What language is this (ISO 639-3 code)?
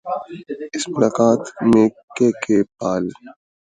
urd